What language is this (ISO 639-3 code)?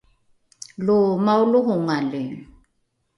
dru